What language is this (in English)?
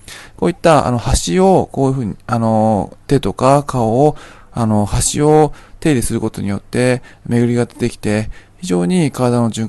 Japanese